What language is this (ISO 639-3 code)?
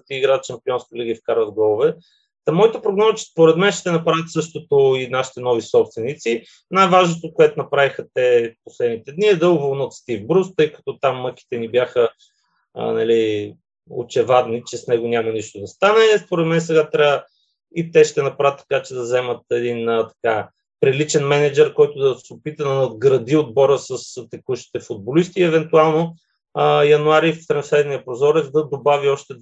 bul